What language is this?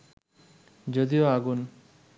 Bangla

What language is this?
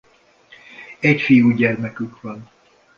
Hungarian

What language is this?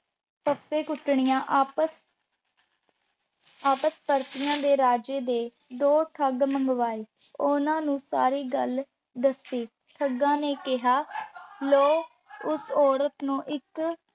Punjabi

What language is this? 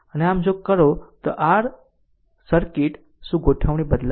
Gujarati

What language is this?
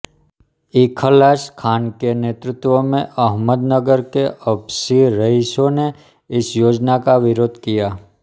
Hindi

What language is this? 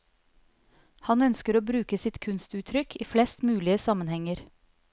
Norwegian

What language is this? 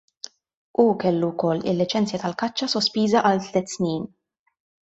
Maltese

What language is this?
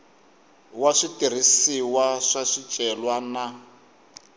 Tsonga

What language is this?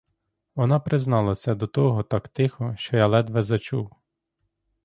Ukrainian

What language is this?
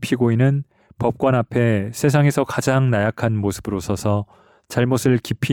Korean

